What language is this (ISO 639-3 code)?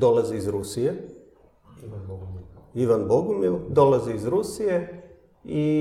hrv